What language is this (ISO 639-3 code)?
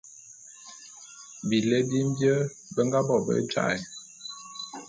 bum